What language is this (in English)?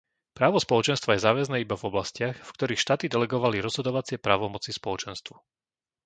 Slovak